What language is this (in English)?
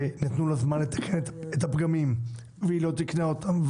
Hebrew